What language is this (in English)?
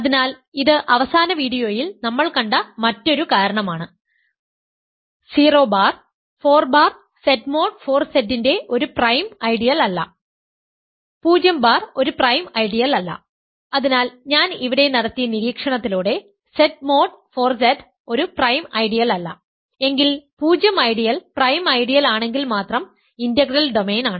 Malayalam